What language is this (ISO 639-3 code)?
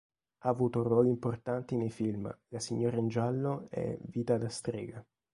ita